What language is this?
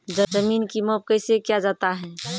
Maithili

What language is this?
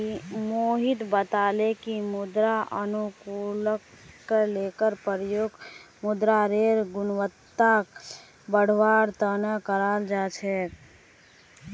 Magahi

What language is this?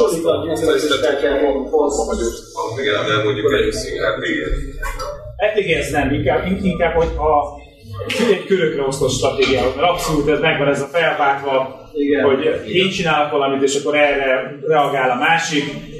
Hungarian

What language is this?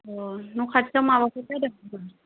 Bodo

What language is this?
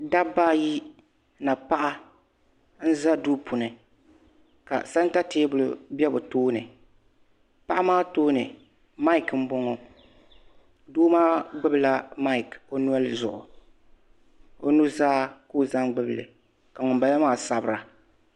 Dagbani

